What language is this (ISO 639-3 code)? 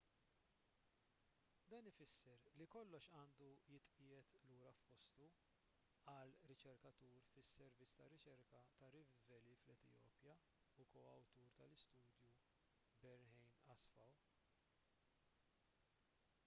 mlt